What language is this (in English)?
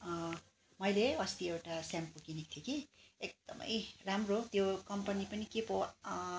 Nepali